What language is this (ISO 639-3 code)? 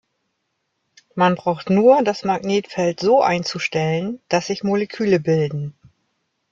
deu